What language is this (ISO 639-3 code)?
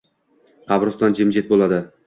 uzb